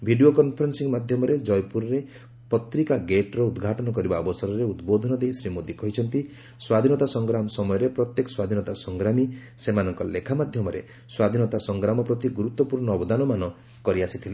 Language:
Odia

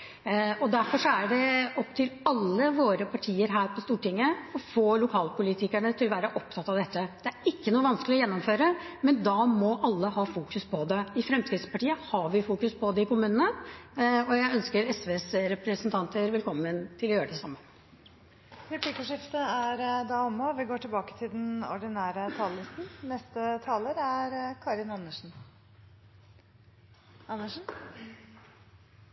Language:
Norwegian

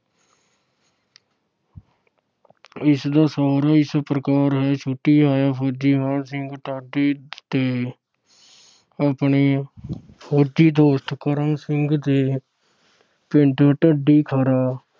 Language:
Punjabi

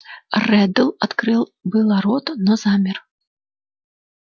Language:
Russian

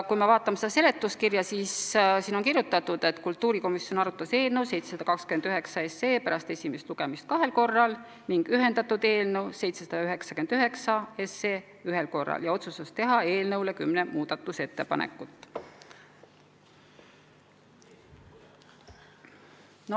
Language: Estonian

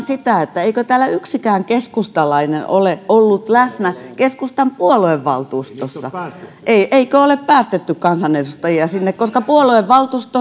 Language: Finnish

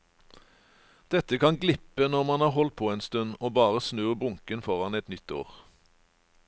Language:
Norwegian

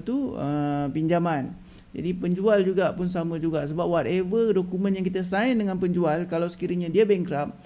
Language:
Malay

